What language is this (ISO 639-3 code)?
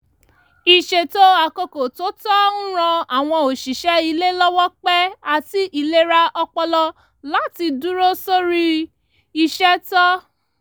yor